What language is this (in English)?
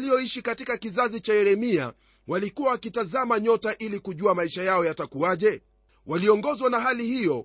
Swahili